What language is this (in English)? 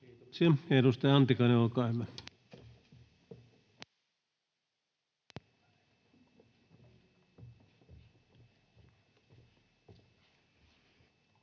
Finnish